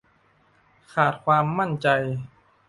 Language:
Thai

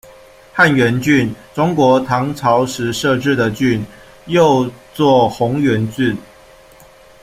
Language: Chinese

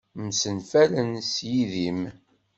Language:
Kabyle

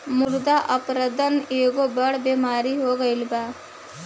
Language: Bhojpuri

